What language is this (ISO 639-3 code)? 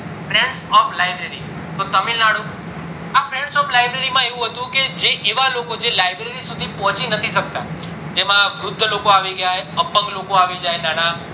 guj